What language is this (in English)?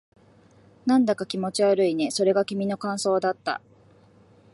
Japanese